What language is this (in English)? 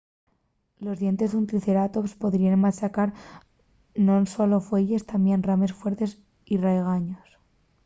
Asturian